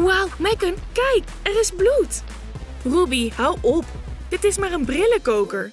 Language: Dutch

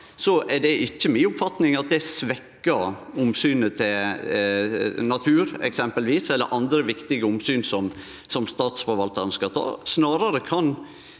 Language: Norwegian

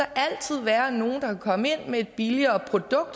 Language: Danish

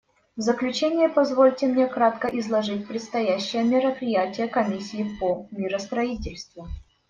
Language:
Russian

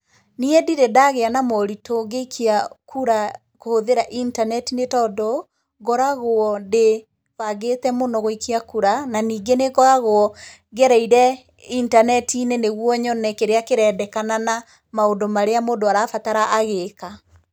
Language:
Kikuyu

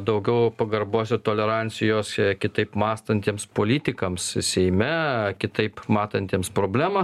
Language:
Lithuanian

